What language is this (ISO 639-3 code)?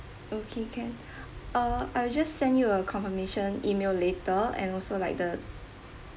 eng